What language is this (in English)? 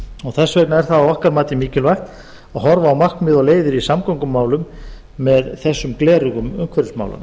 Icelandic